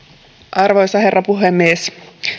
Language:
Finnish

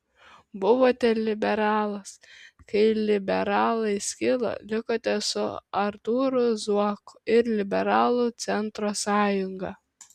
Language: Lithuanian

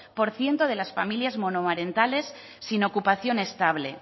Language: Spanish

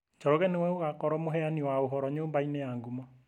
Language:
Kikuyu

